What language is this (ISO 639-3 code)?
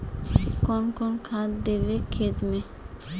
mag